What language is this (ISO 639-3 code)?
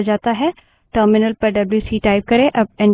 hin